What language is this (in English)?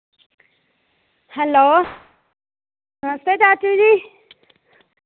Dogri